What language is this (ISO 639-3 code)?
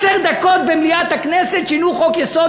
heb